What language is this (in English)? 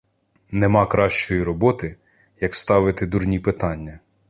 Ukrainian